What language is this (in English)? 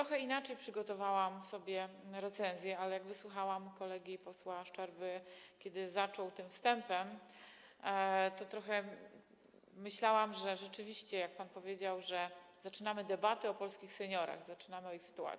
Polish